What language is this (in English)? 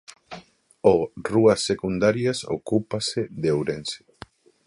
Galician